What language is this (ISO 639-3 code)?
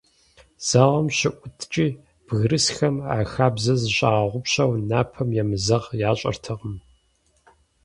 kbd